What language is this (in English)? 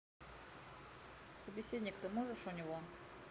Russian